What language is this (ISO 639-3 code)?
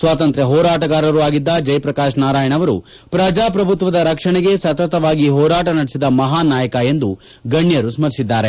kan